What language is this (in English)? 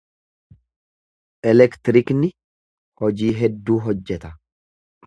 Oromo